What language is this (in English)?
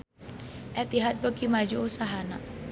Sundanese